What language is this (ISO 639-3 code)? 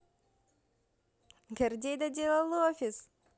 rus